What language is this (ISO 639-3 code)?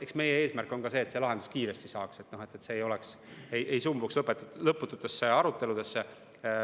est